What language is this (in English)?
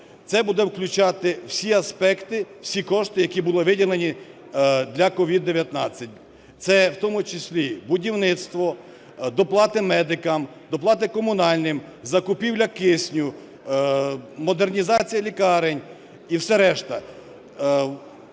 Ukrainian